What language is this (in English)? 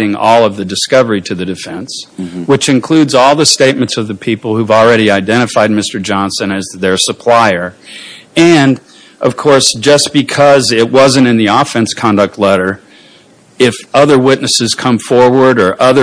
English